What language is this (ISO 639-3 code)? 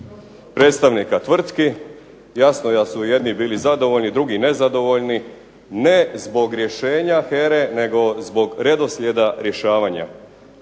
hrv